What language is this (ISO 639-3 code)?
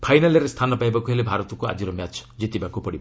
ori